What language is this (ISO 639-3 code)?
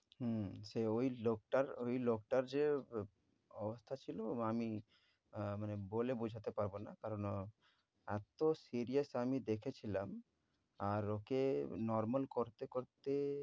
ben